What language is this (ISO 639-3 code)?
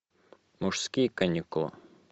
rus